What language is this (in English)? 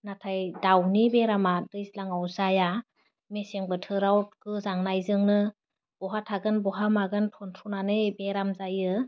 Bodo